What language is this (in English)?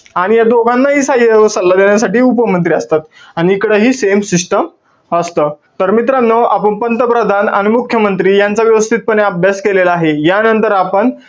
Marathi